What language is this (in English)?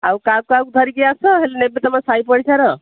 Odia